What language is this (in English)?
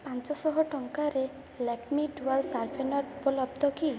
Odia